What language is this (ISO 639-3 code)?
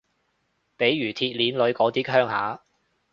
yue